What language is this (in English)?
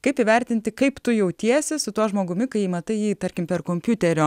Lithuanian